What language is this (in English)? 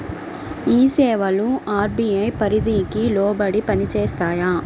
Telugu